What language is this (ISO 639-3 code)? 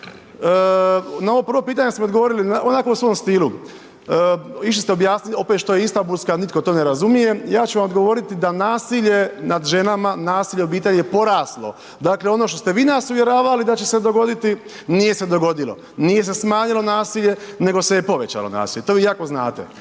hrv